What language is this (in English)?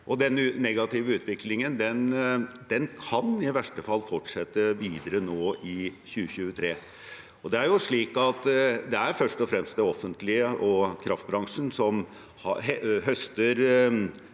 Norwegian